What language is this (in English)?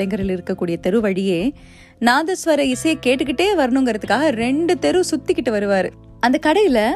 Tamil